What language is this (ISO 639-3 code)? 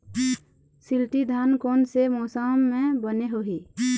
hne